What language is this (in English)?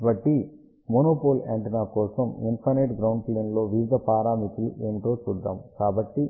Telugu